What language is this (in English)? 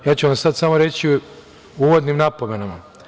Serbian